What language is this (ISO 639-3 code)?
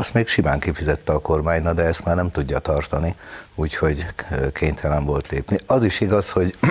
hun